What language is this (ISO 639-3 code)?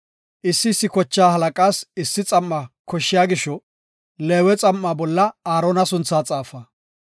gof